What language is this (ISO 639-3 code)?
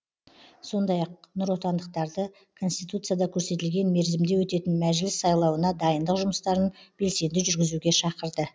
kaz